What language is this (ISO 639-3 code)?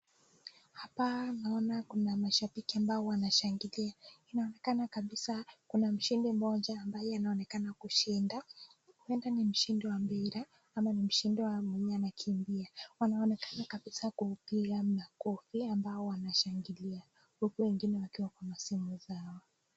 swa